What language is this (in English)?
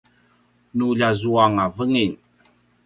Paiwan